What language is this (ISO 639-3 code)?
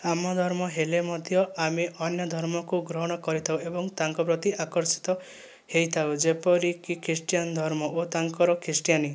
ori